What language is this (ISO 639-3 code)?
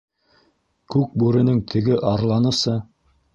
bak